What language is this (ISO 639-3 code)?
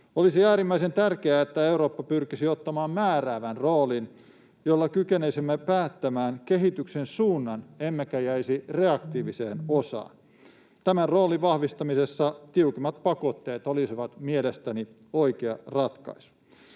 fin